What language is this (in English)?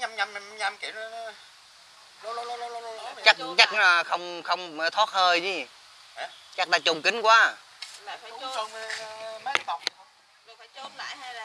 Vietnamese